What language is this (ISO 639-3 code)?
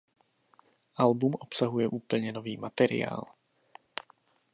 ces